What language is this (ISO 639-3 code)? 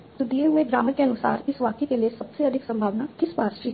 hin